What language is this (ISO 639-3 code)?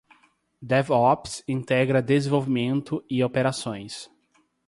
por